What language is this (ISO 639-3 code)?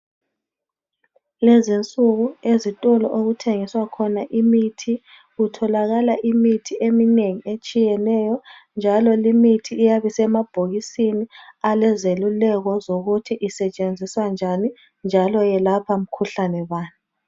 nde